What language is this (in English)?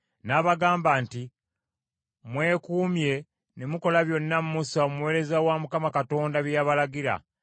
Ganda